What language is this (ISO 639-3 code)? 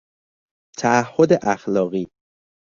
fas